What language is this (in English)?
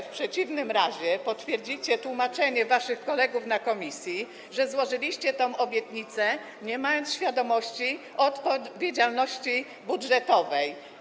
Polish